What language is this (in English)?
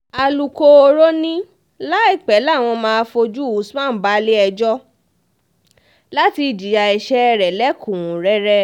Yoruba